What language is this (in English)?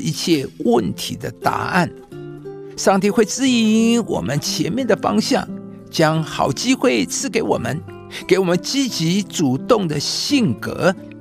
Chinese